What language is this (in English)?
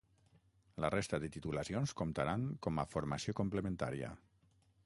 Catalan